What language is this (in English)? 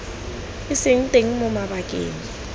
Tswana